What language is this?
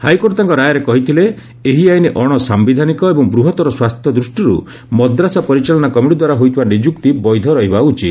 Odia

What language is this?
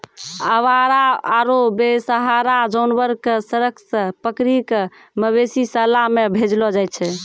Maithili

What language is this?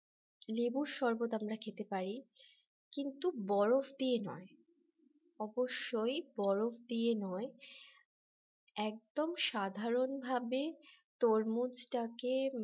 Bangla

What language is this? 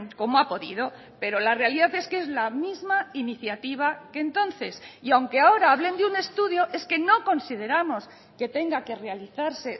Spanish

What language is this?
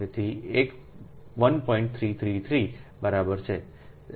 Gujarati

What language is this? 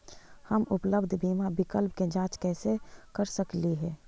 Magahi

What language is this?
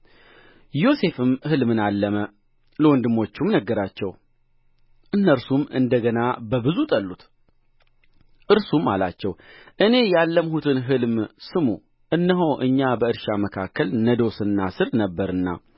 Amharic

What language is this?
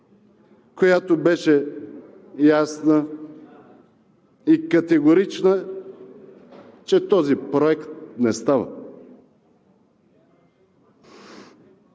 Bulgarian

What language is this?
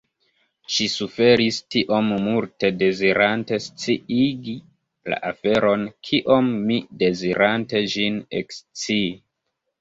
Esperanto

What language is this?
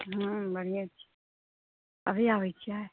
Maithili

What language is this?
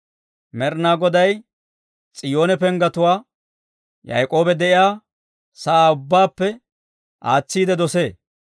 Dawro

